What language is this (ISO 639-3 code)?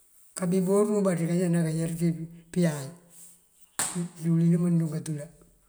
mfv